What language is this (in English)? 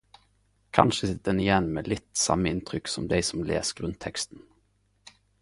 Norwegian Nynorsk